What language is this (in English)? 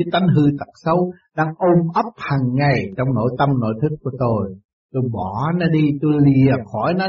Vietnamese